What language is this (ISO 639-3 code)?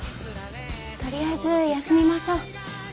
jpn